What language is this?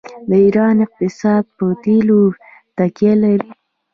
Pashto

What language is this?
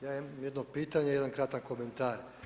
Croatian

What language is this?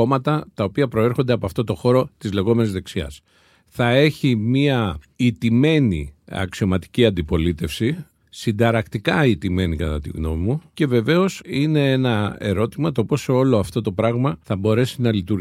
Greek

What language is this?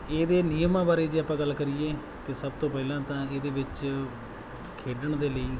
Punjabi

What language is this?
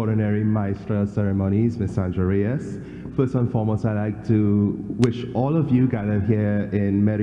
Spanish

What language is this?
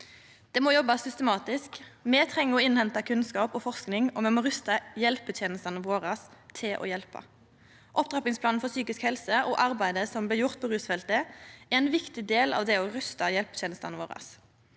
Norwegian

